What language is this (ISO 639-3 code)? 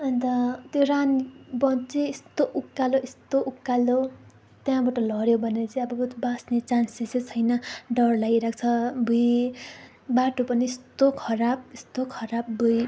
nep